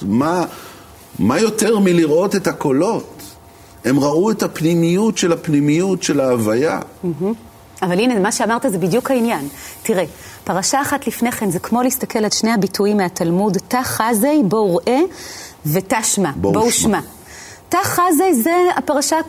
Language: Hebrew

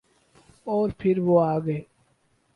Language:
Urdu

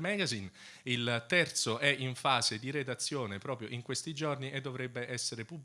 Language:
Italian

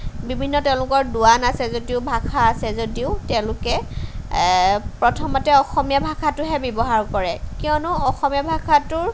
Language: Assamese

